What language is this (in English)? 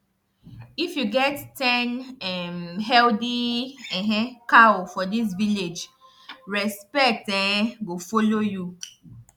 Nigerian Pidgin